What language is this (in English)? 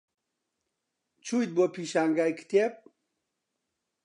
Central Kurdish